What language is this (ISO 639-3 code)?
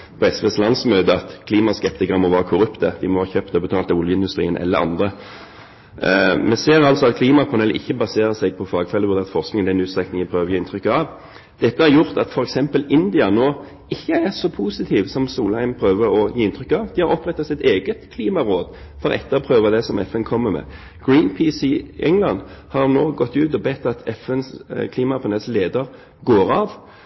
nob